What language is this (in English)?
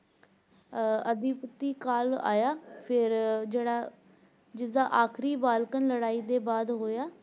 Punjabi